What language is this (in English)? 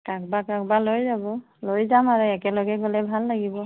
Assamese